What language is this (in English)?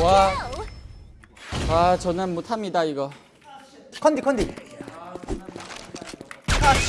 Korean